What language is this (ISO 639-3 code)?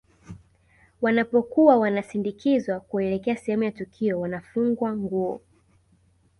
swa